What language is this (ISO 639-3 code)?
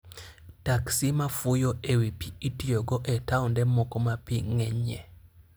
luo